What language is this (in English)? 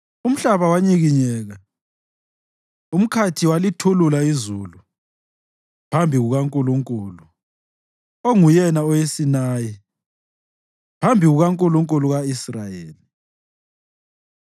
North Ndebele